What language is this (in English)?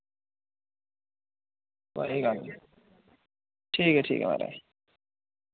Dogri